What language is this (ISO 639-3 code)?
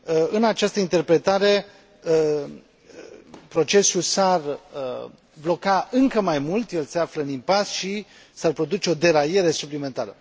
ron